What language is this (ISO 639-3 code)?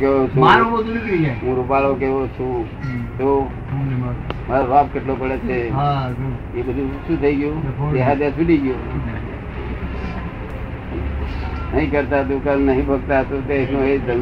guj